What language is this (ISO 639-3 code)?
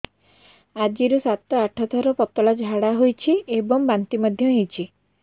ori